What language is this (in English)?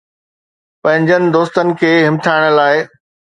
Sindhi